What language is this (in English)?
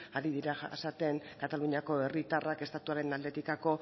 Basque